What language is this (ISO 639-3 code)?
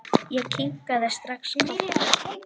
isl